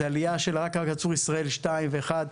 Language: Hebrew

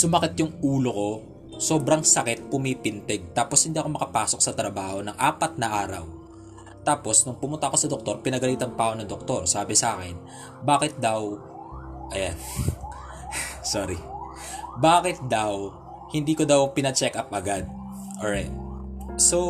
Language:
Filipino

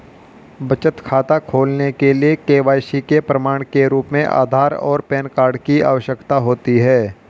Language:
Hindi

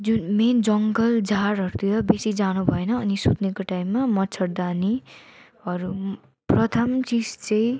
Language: Nepali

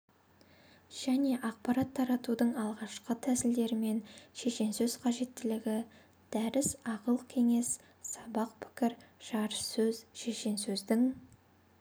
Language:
Kazakh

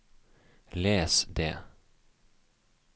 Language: Norwegian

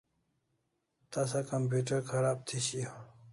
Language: Kalasha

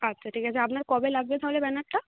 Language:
Bangla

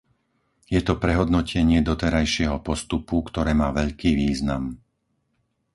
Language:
Slovak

